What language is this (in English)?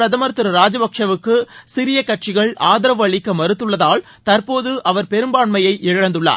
Tamil